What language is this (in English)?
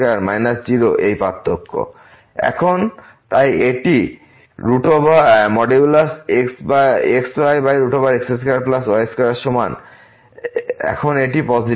Bangla